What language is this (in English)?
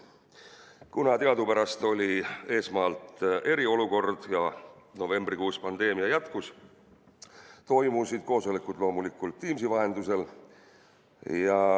Estonian